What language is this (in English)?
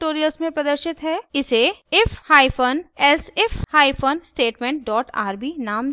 Hindi